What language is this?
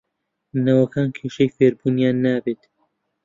Central Kurdish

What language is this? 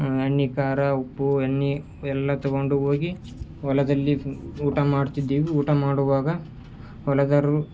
Kannada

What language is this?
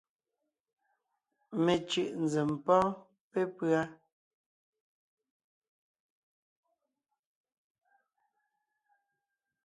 Ngiemboon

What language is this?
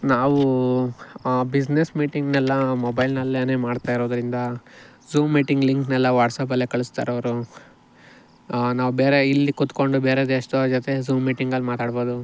Kannada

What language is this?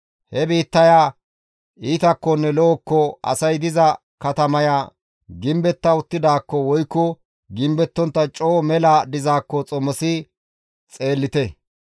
Gamo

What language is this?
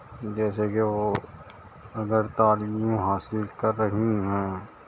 Urdu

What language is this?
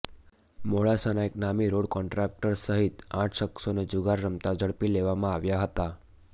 Gujarati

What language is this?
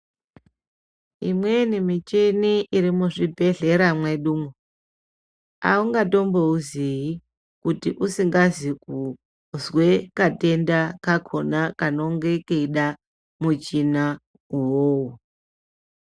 Ndau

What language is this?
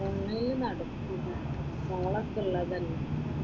Malayalam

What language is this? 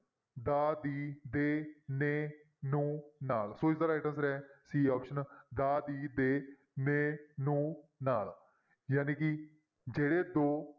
Punjabi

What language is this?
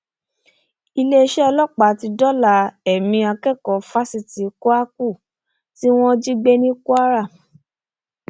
Yoruba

